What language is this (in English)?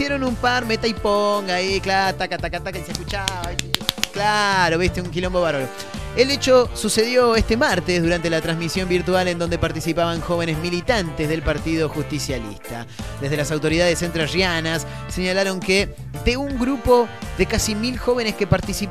Spanish